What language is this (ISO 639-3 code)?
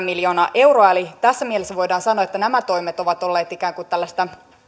fin